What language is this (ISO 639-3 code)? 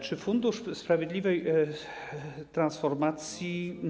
pol